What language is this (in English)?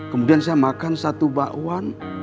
Indonesian